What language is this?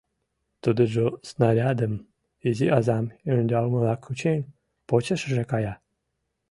Mari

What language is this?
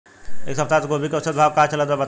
Bhojpuri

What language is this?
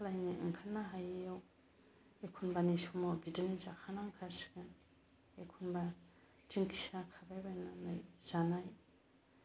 Bodo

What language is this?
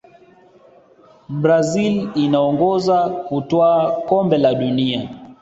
Swahili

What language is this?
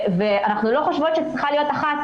Hebrew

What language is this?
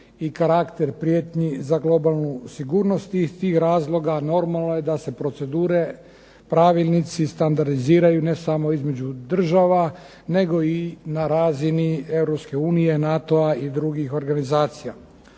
Croatian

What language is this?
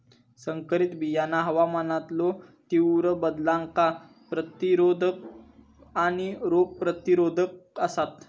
Marathi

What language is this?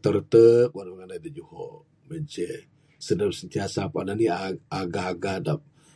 Bukar-Sadung Bidayuh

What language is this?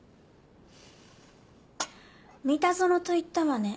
Japanese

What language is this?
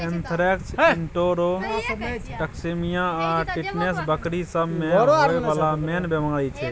Maithili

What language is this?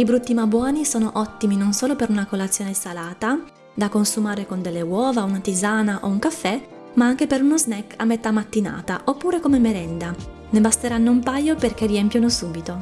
Italian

